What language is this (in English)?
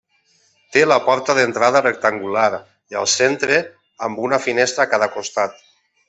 Catalan